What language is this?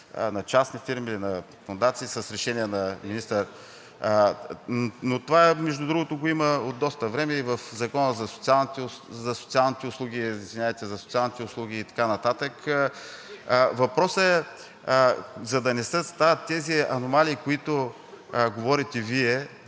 Bulgarian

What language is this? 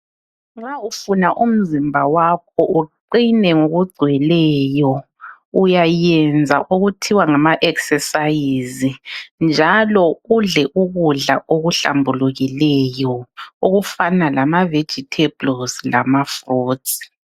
North Ndebele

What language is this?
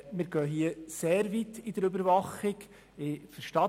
Swiss German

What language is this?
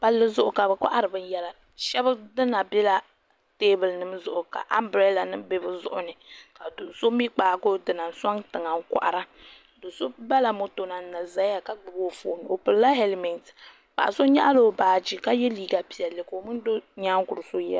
Dagbani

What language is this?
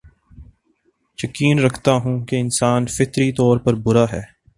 Urdu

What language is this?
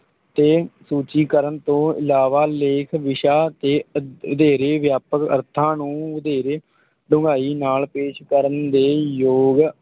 Punjabi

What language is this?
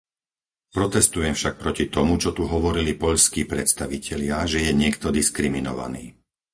Slovak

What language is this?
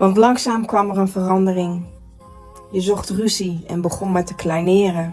Dutch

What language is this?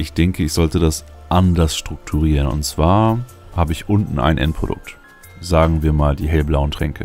German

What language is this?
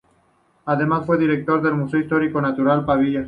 Spanish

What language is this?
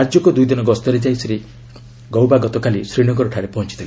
Odia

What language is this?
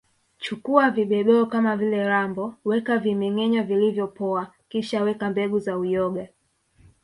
Swahili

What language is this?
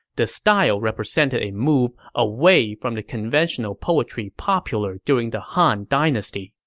English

